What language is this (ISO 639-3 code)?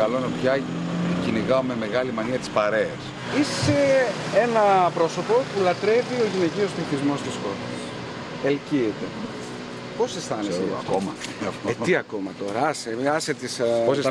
ell